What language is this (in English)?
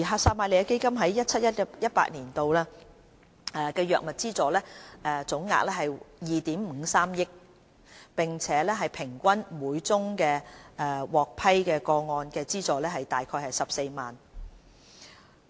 Cantonese